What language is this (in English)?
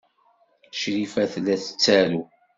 Kabyle